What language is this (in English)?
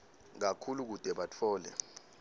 Swati